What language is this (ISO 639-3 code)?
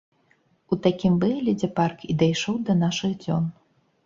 bel